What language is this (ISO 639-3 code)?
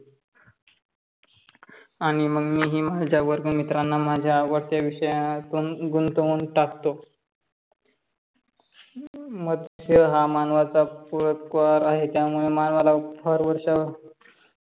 mar